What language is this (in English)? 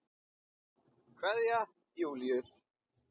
Icelandic